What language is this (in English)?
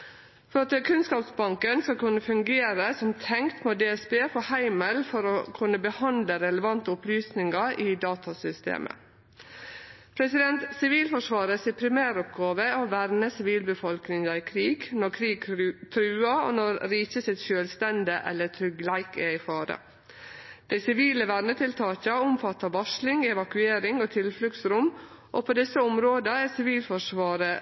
Norwegian Nynorsk